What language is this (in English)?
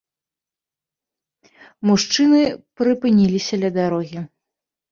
Belarusian